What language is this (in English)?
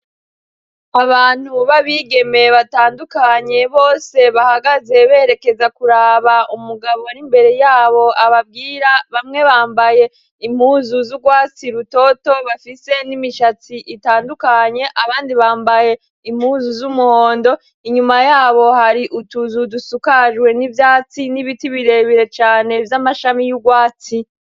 Rundi